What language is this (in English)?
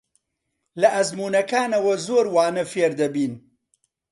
Central Kurdish